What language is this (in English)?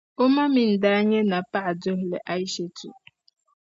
Dagbani